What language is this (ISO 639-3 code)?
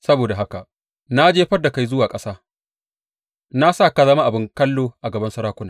hau